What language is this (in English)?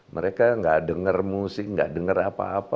Indonesian